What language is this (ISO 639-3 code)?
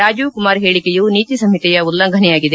kan